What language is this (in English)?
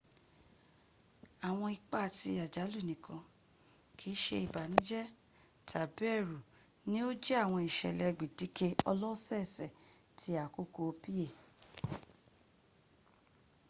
Yoruba